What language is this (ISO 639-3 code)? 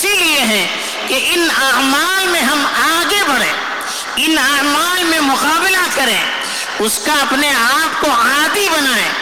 urd